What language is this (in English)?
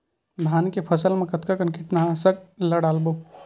Chhattisgarhi